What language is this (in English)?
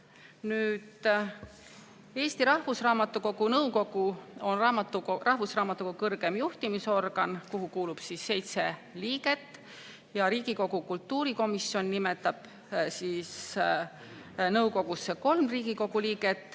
Estonian